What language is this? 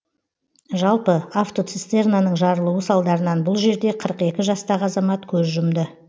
Kazakh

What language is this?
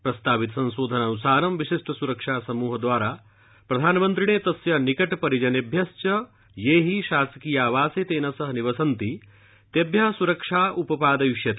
Sanskrit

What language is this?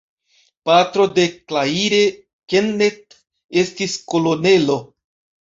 Esperanto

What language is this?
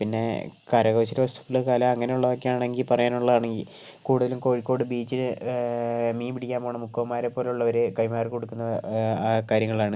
Malayalam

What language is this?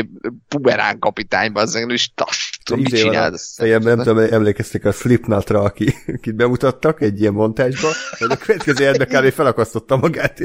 Hungarian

